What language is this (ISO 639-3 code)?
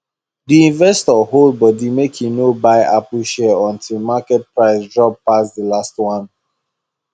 pcm